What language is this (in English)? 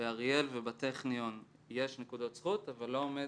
Hebrew